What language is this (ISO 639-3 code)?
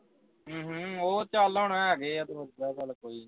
pan